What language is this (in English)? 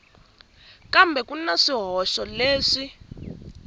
Tsonga